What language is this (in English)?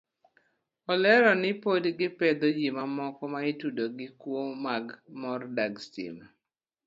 Luo (Kenya and Tanzania)